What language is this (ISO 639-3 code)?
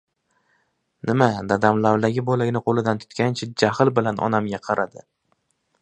uzb